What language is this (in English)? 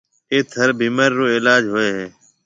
Marwari (Pakistan)